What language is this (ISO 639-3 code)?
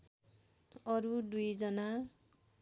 nep